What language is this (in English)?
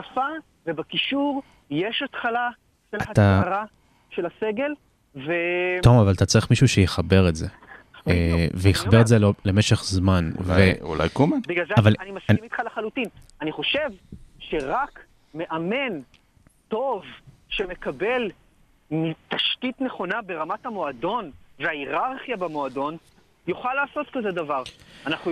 Hebrew